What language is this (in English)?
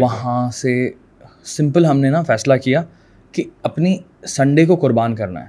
Urdu